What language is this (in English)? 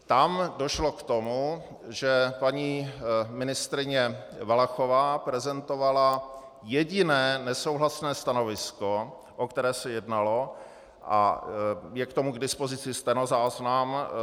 Czech